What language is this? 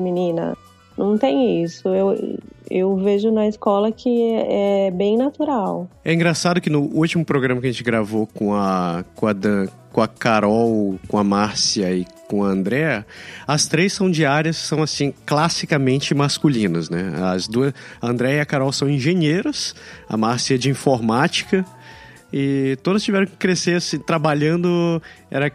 Portuguese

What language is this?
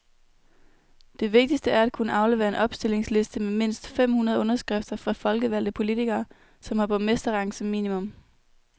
Danish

